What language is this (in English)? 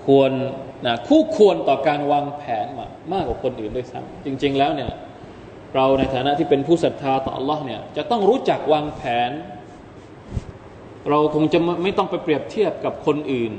Thai